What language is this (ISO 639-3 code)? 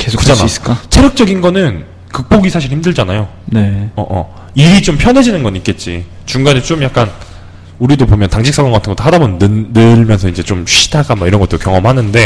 kor